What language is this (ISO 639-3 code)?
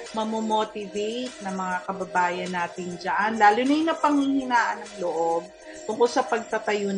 fil